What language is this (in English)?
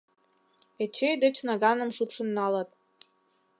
Mari